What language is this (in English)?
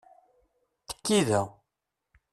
Kabyle